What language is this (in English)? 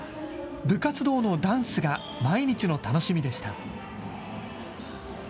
Japanese